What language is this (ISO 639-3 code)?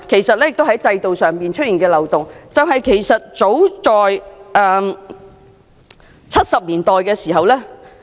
yue